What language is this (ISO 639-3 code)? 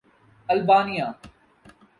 urd